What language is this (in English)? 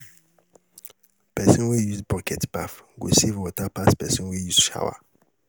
Nigerian Pidgin